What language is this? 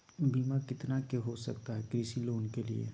Magahi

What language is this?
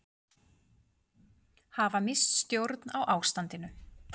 Icelandic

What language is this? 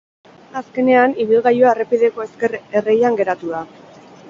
Basque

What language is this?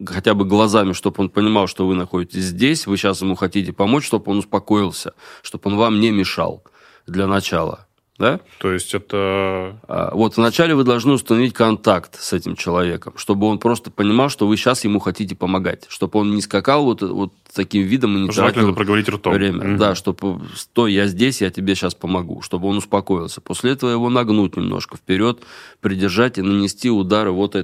Russian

